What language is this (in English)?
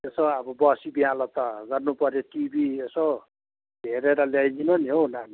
Nepali